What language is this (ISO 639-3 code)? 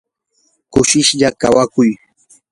qur